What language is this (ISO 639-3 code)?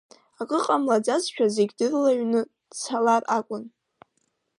abk